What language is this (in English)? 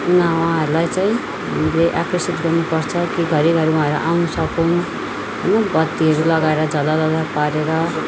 Nepali